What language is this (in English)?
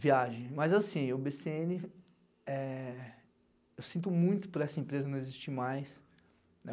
Portuguese